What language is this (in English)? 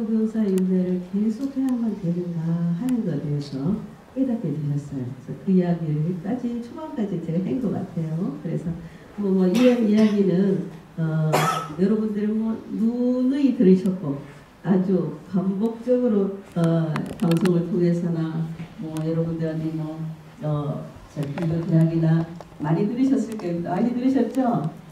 Korean